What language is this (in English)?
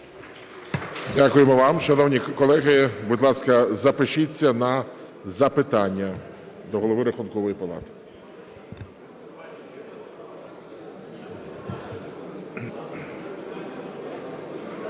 Ukrainian